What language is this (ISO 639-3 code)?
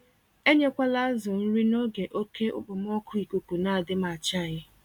ibo